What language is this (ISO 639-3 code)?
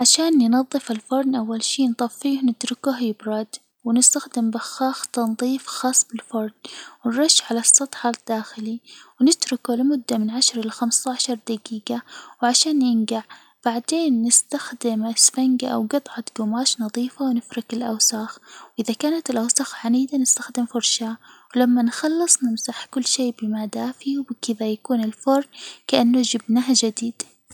acw